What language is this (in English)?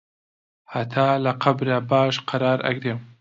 Central Kurdish